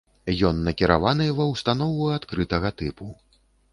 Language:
Belarusian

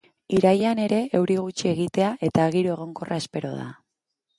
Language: Basque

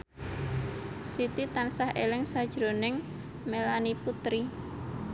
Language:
Javanese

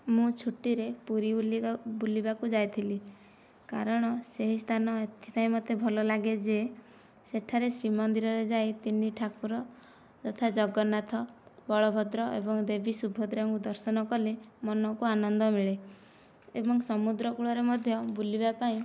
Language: Odia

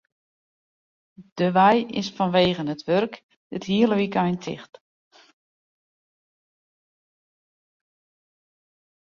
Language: Western Frisian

